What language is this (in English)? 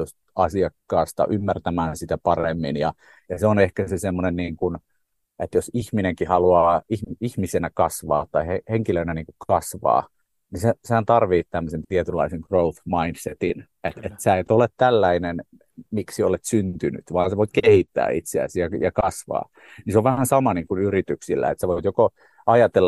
Finnish